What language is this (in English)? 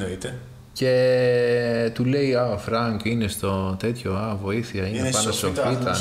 Greek